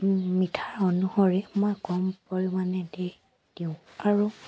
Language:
Assamese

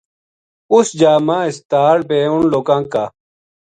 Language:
Gujari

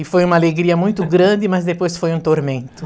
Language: Portuguese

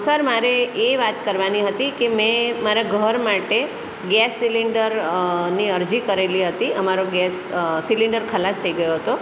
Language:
Gujarati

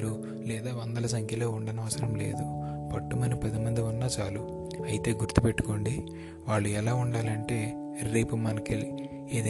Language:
Telugu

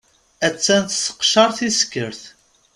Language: Kabyle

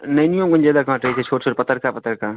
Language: Maithili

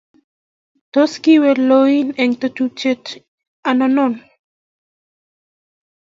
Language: Kalenjin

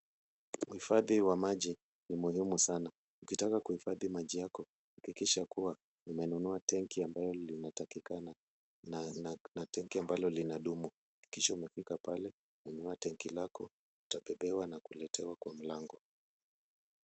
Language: Swahili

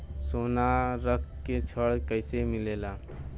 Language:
Bhojpuri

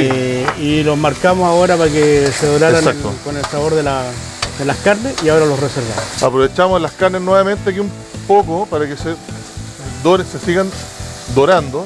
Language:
Spanish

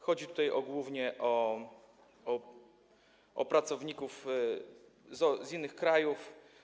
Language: Polish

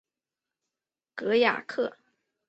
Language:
Chinese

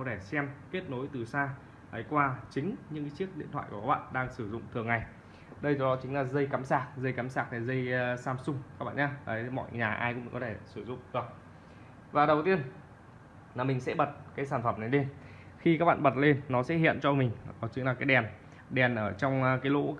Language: Vietnamese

